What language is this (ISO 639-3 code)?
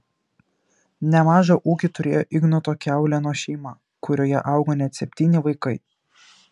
lit